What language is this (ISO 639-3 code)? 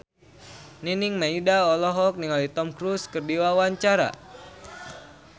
sun